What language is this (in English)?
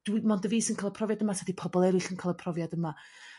Welsh